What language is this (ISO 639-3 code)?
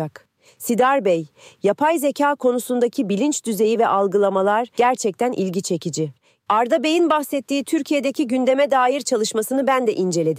tur